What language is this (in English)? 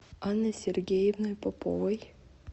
Russian